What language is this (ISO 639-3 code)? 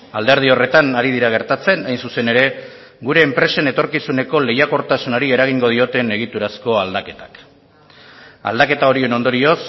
eus